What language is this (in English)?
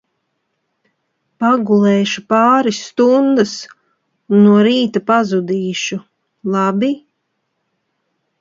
Latvian